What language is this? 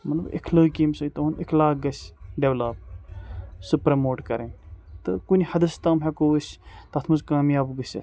Kashmiri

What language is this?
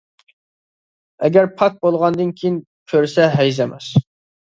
Uyghur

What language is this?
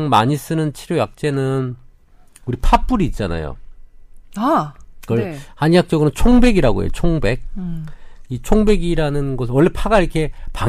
Korean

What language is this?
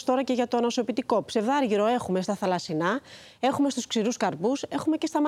Greek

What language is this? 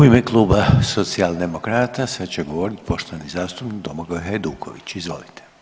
Croatian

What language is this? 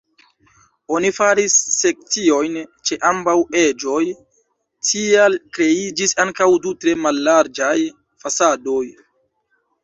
Esperanto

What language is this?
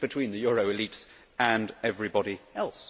English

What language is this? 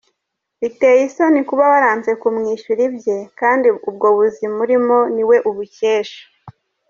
Kinyarwanda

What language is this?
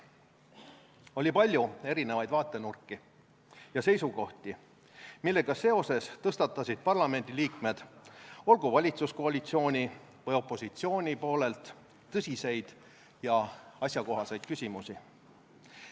Estonian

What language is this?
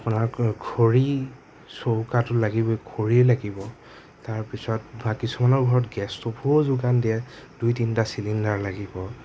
Assamese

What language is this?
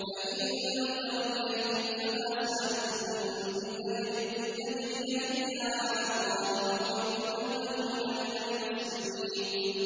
Arabic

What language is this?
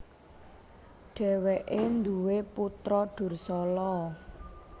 Javanese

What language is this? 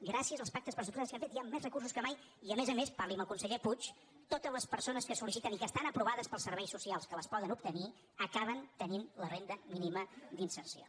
Catalan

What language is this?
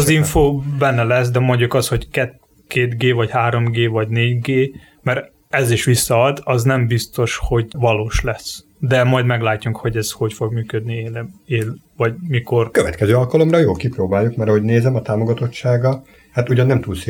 Hungarian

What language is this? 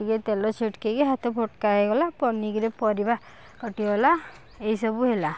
Odia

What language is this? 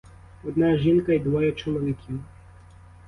Ukrainian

